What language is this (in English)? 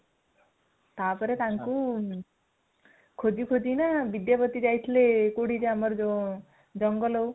Odia